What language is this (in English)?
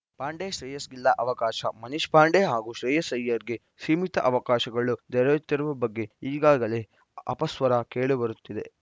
Kannada